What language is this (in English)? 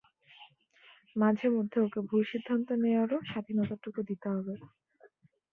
Bangla